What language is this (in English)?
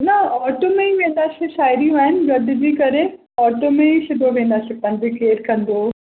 Sindhi